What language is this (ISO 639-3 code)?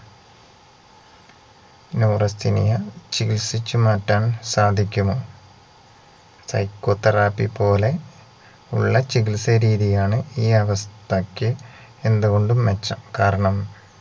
mal